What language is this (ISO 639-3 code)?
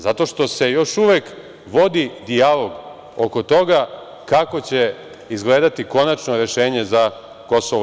srp